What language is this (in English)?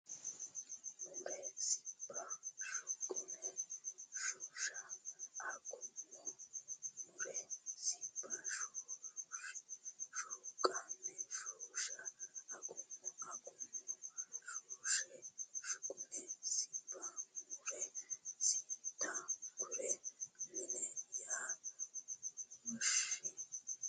Sidamo